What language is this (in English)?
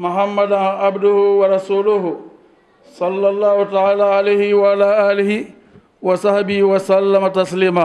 Arabic